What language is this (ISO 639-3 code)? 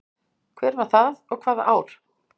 isl